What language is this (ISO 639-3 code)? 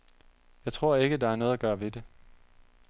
dan